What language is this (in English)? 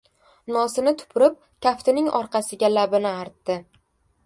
Uzbek